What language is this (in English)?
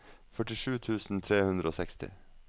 Norwegian